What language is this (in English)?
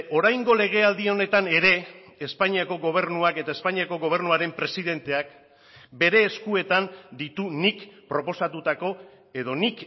Basque